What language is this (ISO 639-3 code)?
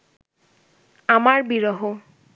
ben